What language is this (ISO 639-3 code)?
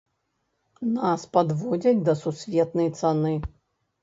bel